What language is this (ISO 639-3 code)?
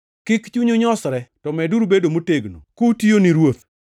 luo